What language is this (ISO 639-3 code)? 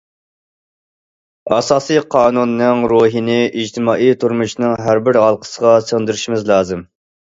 uig